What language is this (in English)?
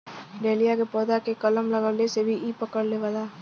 Bhojpuri